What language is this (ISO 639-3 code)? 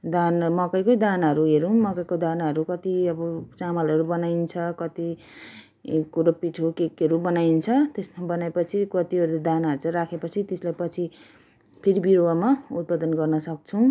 nep